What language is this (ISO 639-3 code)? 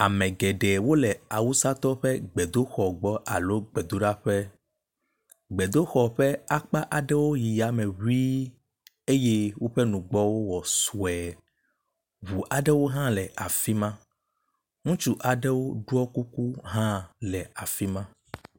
ewe